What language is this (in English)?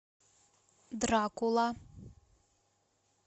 Russian